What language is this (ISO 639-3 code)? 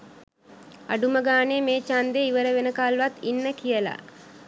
sin